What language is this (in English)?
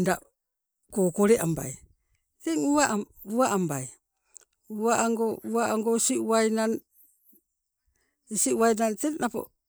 Sibe